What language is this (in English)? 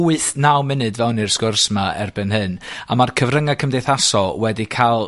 Welsh